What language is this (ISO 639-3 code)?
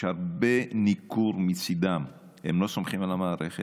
heb